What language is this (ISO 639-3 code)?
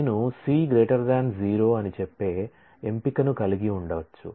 tel